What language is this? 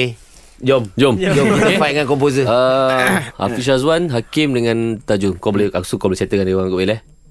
Malay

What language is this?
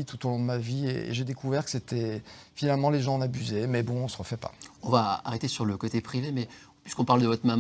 French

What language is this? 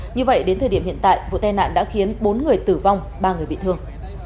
Vietnamese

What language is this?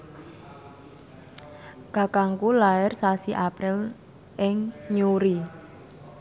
Javanese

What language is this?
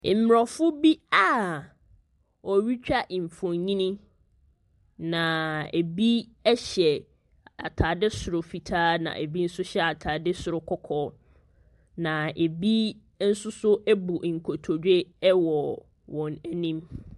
Akan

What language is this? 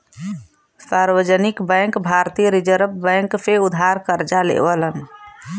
Bhojpuri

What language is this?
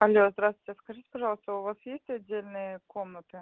Russian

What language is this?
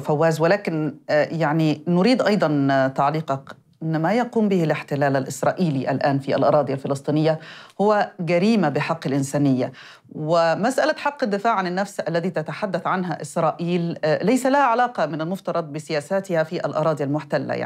Arabic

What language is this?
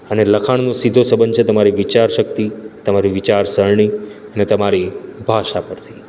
Gujarati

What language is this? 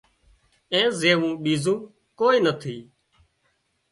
Wadiyara Koli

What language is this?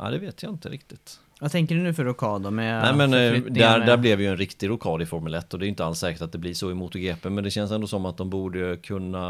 Swedish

